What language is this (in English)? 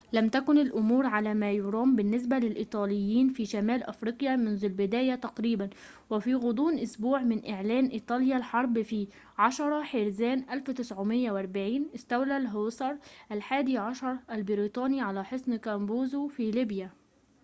Arabic